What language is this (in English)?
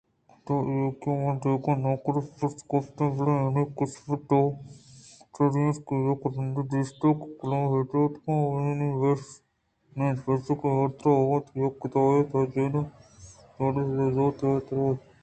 Eastern Balochi